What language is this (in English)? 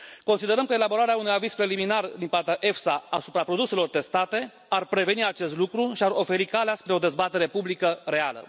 Romanian